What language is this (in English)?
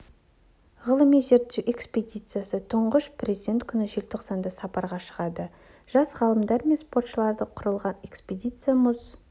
Kazakh